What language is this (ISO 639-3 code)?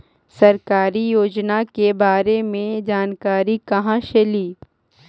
mag